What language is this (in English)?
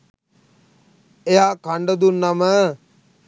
Sinhala